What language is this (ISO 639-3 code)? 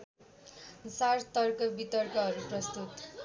nep